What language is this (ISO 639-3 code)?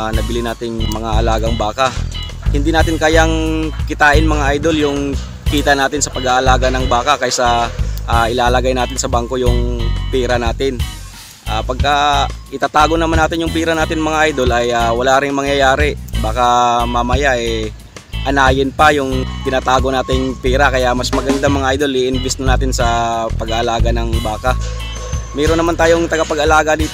fil